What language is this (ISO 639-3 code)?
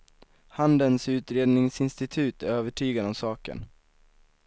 swe